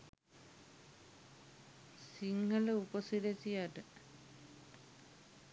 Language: Sinhala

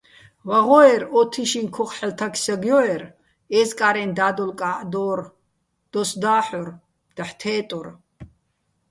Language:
Bats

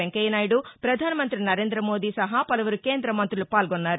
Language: Telugu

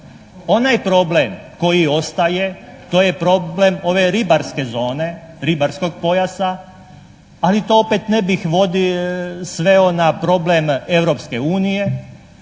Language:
Croatian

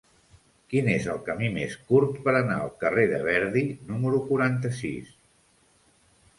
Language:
Catalan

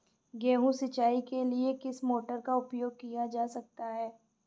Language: Hindi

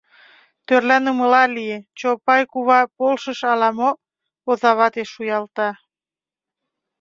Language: Mari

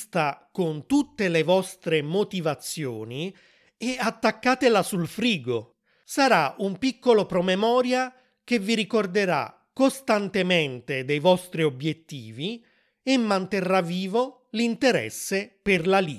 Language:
Italian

